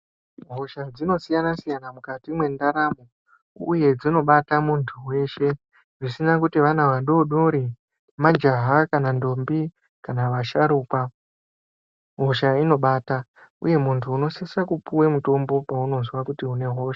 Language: Ndau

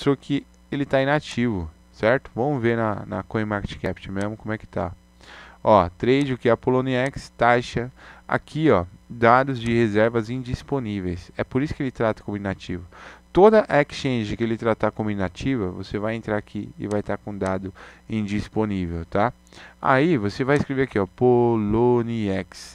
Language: Portuguese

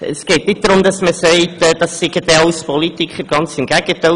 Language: Swiss German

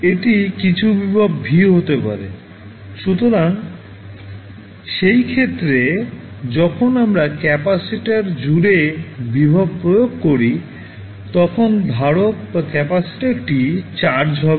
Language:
Bangla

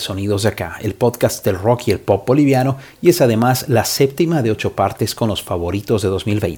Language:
Spanish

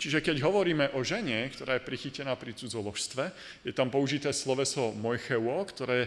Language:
Slovak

